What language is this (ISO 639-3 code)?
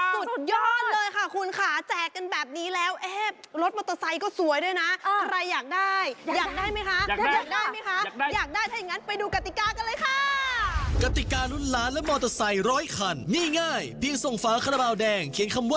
tha